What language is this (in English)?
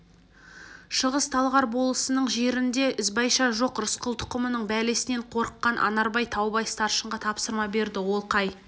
Kazakh